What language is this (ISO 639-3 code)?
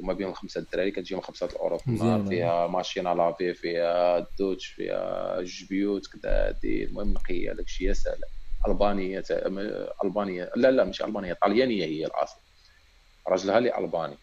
ara